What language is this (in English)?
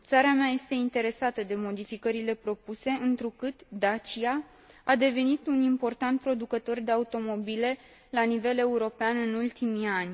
Romanian